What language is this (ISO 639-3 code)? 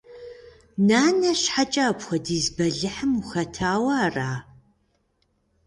kbd